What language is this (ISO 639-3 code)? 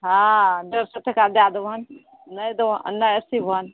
mai